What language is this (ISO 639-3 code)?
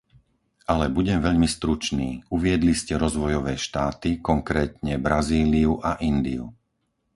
slk